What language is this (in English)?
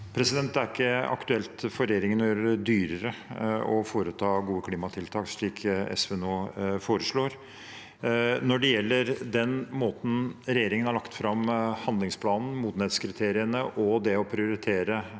Norwegian